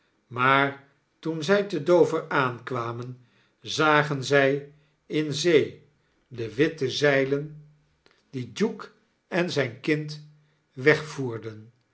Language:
Dutch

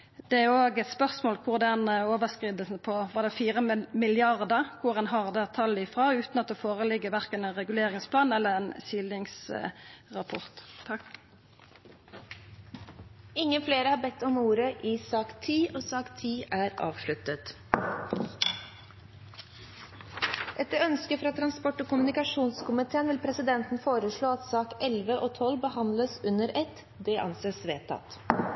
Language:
Norwegian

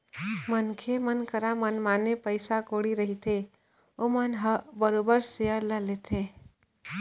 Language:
Chhattisgarhi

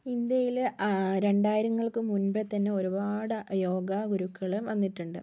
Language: Malayalam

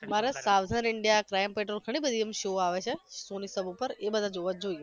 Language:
Gujarati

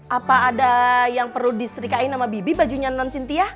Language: Indonesian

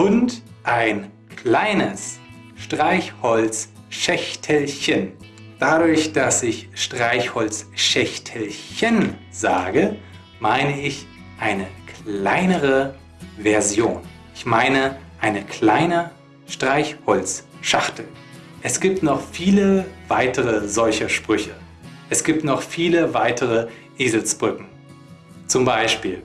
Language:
German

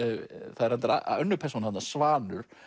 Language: Icelandic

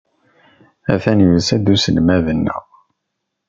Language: Kabyle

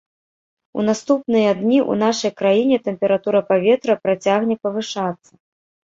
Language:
Belarusian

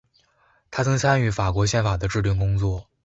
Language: Chinese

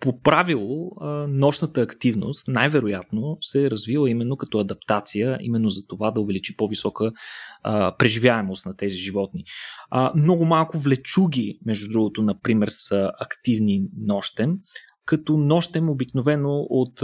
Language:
Bulgarian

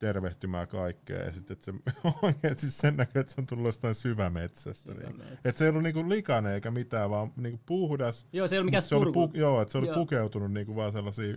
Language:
Finnish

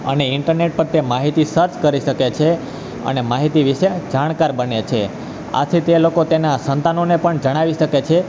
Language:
Gujarati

